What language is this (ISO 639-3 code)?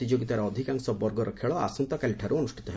ori